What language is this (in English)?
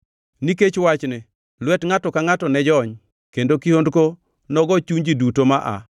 Luo (Kenya and Tanzania)